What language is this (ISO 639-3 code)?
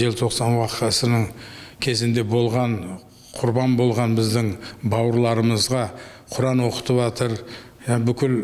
tur